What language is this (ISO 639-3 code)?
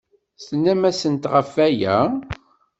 kab